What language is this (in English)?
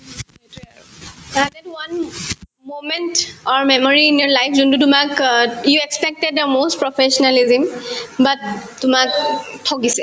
Assamese